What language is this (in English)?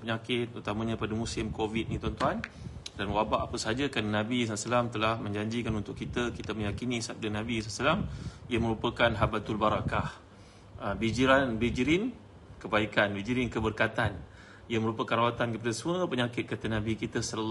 Malay